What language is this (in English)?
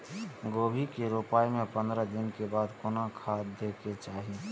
Maithili